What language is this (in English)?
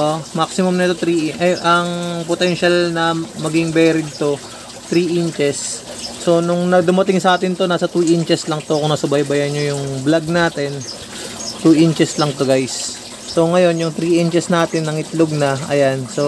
Filipino